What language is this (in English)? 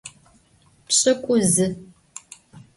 Adyghe